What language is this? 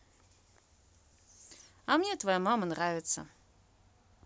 Russian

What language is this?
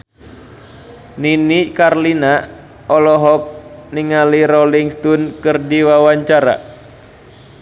Sundanese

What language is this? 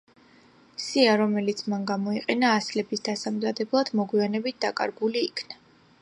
Georgian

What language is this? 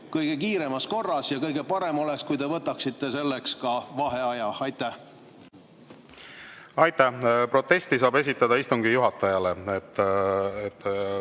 Estonian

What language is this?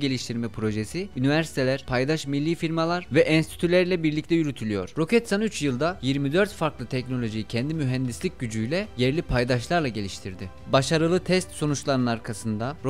Turkish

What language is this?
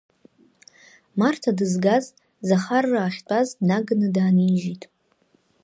Abkhazian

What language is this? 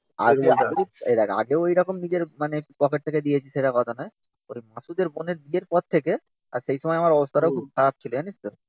Bangla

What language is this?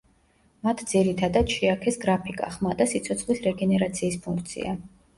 Georgian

